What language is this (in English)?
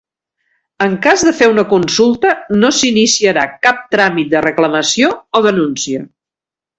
Catalan